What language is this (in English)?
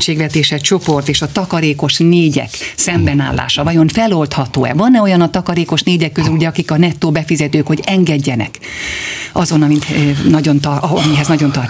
Hungarian